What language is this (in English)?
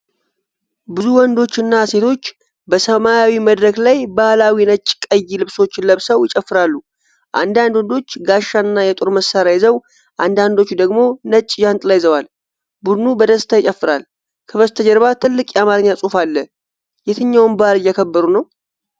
Amharic